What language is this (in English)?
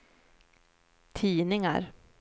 Swedish